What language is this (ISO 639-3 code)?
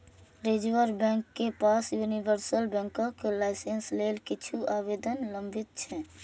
mai